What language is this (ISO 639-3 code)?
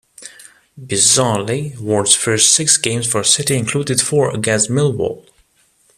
eng